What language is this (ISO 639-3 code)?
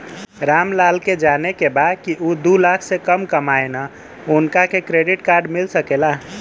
bho